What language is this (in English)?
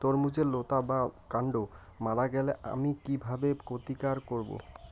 Bangla